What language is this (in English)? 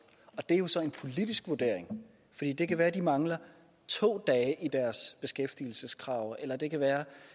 Danish